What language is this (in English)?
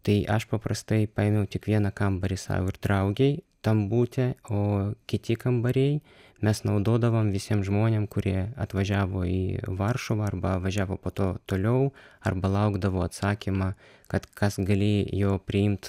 Lithuanian